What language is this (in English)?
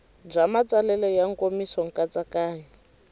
Tsonga